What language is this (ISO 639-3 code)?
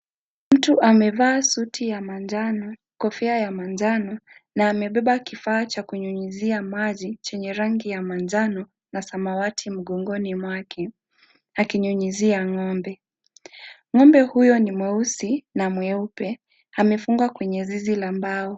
swa